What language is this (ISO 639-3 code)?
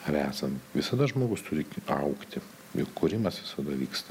lit